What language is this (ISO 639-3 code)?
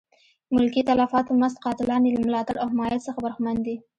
pus